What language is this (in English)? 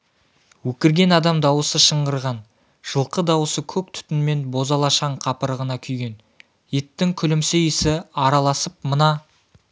Kazakh